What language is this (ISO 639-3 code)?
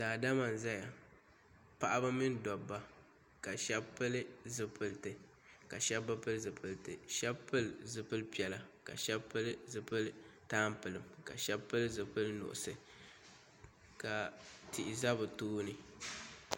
dag